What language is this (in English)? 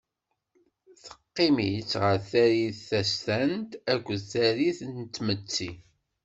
Kabyle